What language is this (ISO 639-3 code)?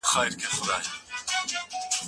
pus